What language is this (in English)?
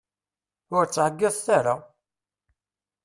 Kabyle